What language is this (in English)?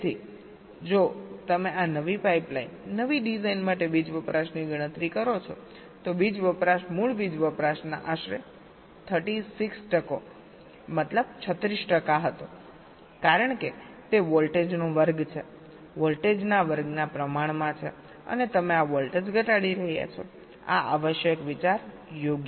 Gujarati